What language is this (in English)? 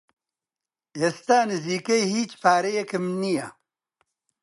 Central Kurdish